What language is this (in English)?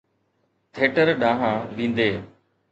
Sindhi